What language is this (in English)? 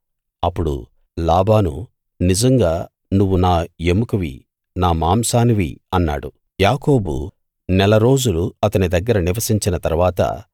Telugu